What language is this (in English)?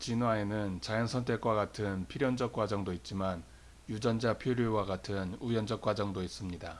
Korean